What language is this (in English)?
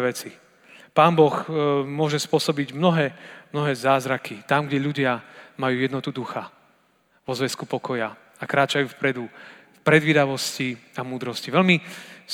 Slovak